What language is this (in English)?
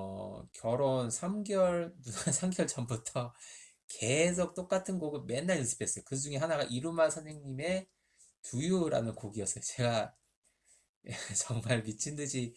Korean